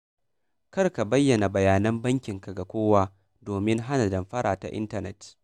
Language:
Hausa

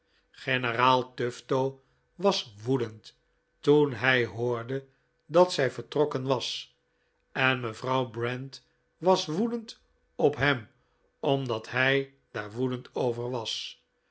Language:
Dutch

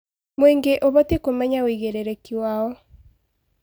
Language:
Kikuyu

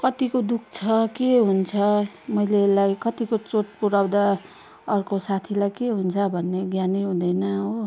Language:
Nepali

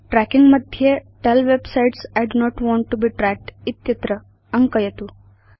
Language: Sanskrit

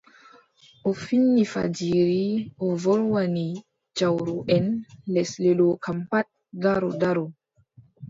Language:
Adamawa Fulfulde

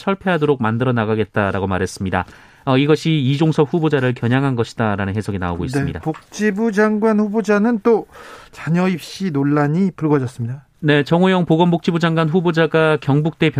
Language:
Korean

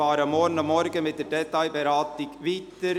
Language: Swiss German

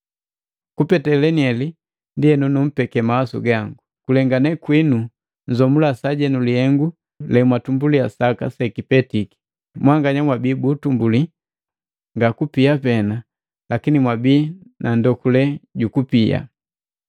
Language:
Matengo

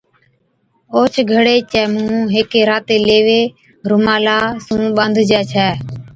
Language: Od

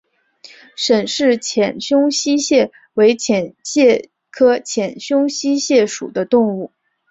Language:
Chinese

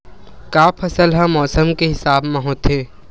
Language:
Chhattisgarhi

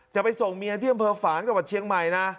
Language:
Thai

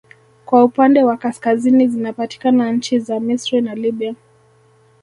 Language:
Swahili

